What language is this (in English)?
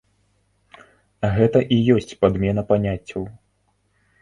Belarusian